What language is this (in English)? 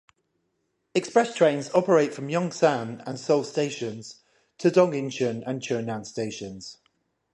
English